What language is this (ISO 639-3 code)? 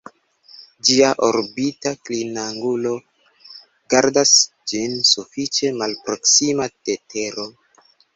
epo